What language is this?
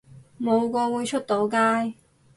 Cantonese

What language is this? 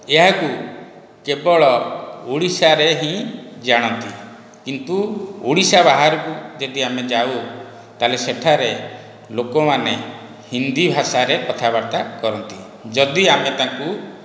Odia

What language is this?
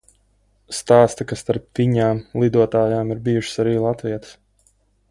Latvian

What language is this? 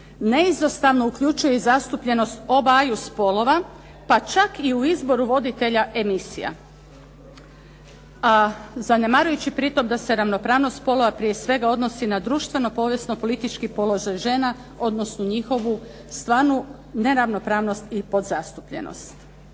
Croatian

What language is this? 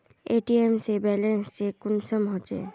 Magahi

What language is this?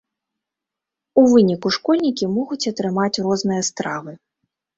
Belarusian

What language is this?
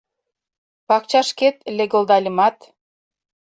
Mari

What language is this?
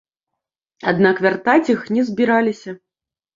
Belarusian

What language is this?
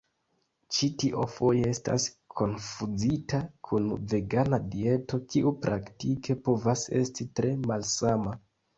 Esperanto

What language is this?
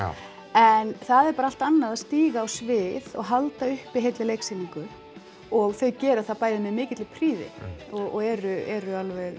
Icelandic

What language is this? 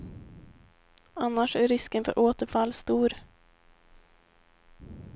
Swedish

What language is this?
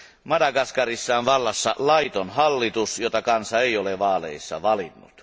Finnish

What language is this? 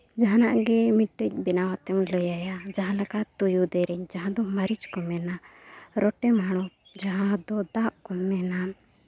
Santali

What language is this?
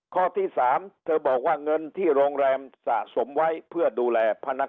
Thai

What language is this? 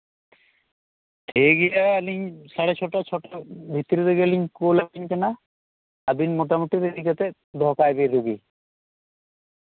Santali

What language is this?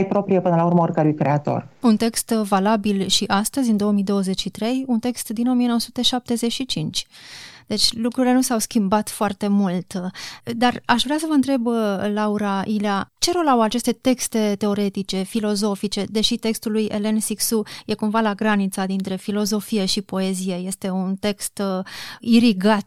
Romanian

